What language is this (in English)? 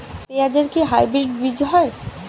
Bangla